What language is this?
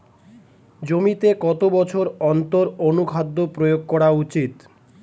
Bangla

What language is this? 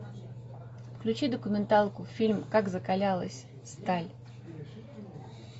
Russian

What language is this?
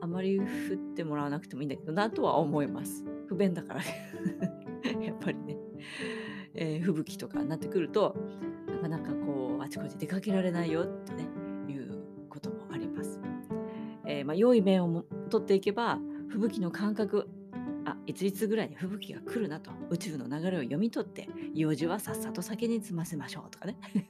Japanese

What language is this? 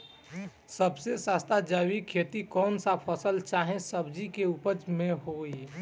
Bhojpuri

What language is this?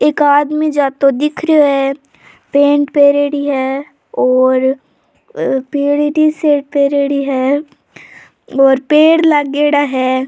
Rajasthani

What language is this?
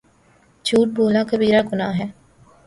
Urdu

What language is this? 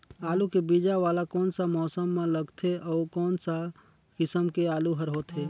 Chhattisgarhi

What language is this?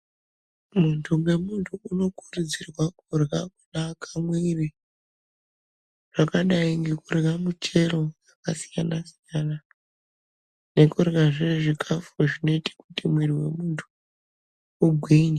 Ndau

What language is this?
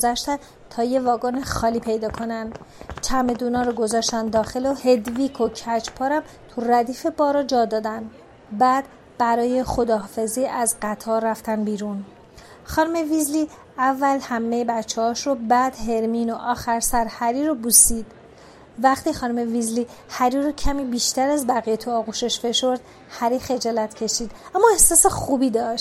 Persian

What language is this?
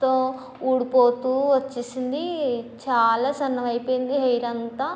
Telugu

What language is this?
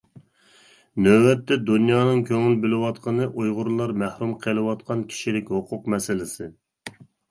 Uyghur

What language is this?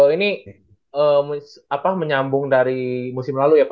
Indonesian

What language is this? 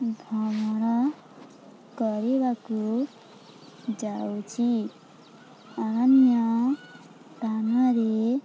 Odia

